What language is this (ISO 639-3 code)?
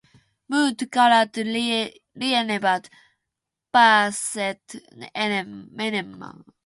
fin